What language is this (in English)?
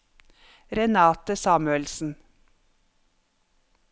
Norwegian